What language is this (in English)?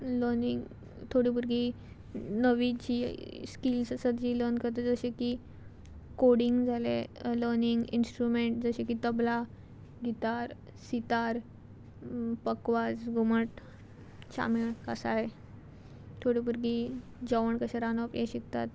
Konkani